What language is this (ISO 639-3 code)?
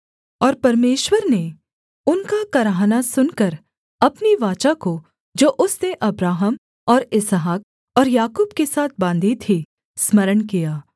hin